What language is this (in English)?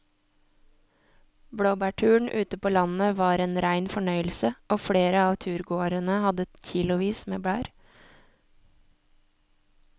Norwegian